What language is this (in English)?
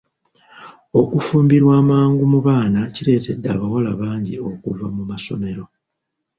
Ganda